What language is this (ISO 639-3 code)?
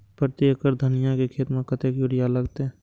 mai